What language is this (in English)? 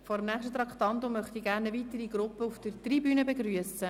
Swiss German